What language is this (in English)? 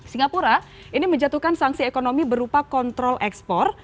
Indonesian